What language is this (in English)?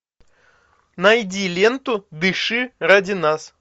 Russian